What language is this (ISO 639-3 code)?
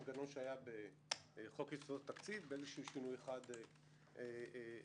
heb